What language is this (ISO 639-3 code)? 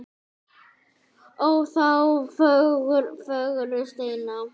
isl